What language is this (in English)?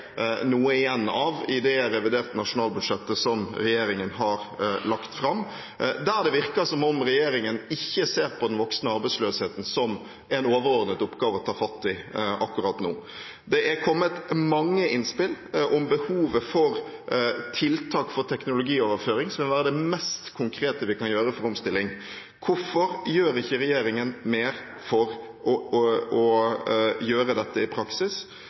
Norwegian Bokmål